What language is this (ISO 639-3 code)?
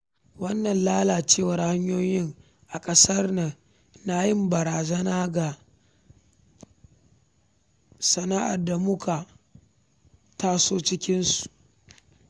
hau